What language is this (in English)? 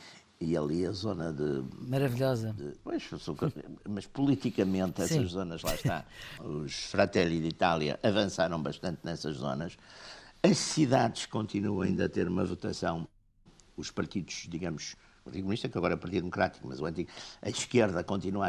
Portuguese